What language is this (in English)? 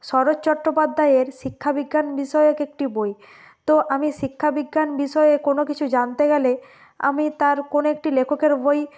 Bangla